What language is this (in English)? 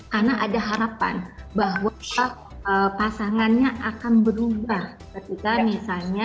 Indonesian